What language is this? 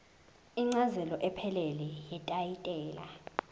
Zulu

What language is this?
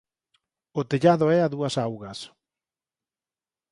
Galician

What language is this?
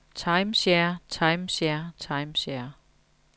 Danish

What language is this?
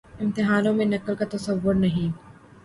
Urdu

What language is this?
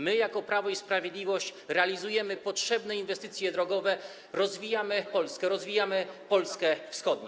Polish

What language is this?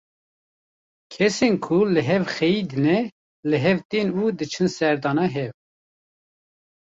Kurdish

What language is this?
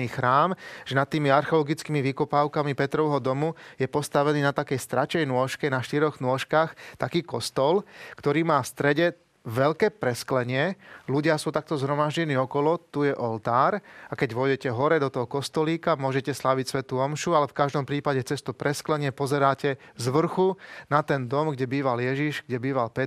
Slovak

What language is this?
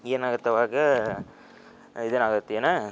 Kannada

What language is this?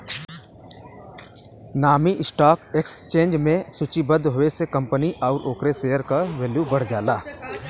Bhojpuri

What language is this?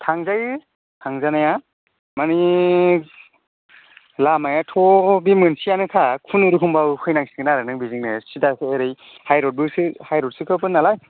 Bodo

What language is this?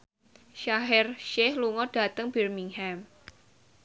Javanese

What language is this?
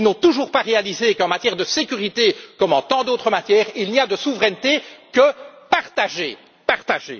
French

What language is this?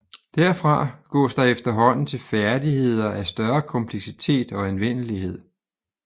Danish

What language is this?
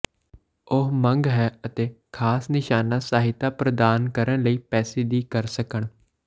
Punjabi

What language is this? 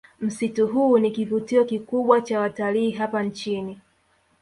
Swahili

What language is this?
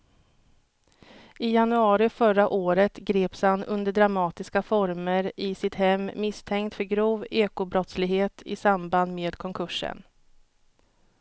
Swedish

